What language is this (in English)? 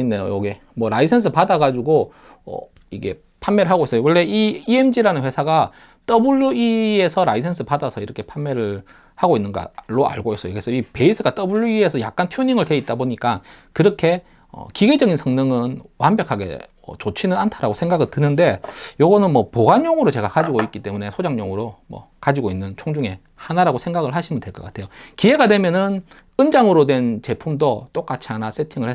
Korean